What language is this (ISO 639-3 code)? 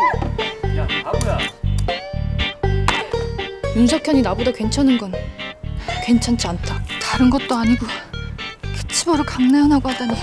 kor